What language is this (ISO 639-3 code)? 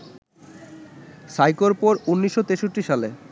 ben